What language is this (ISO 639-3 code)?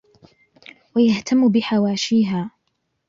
ara